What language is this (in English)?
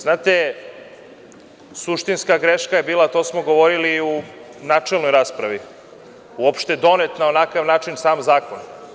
Serbian